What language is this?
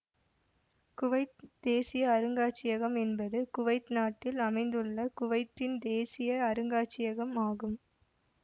Tamil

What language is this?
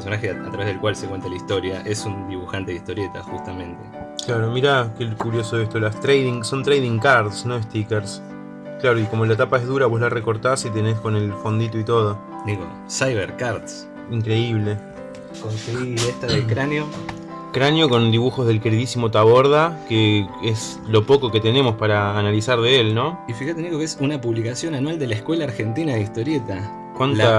Spanish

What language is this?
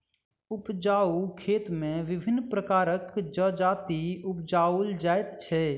Maithili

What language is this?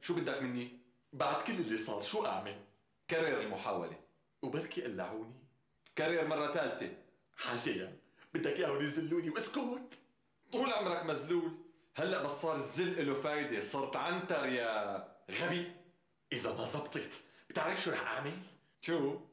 Arabic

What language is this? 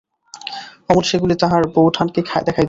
Bangla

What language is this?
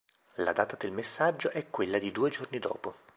Italian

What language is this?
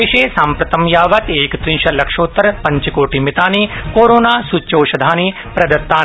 Sanskrit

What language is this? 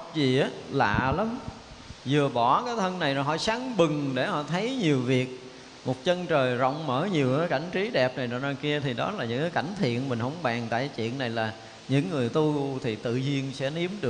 Vietnamese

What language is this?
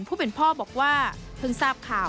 Thai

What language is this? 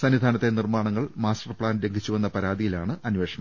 Malayalam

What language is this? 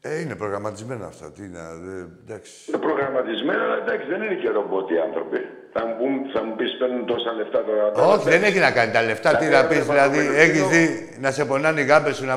Greek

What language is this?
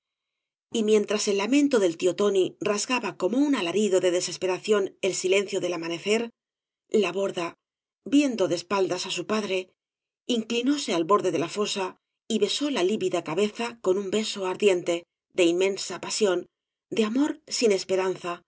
Spanish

